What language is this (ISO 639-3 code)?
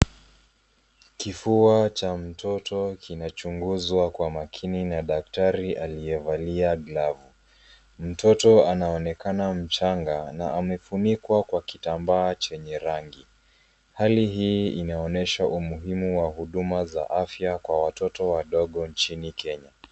swa